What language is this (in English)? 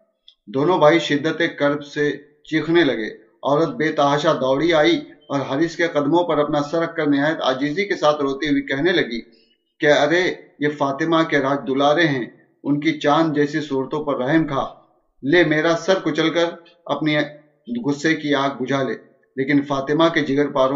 Urdu